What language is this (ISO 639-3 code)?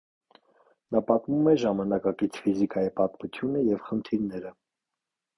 hye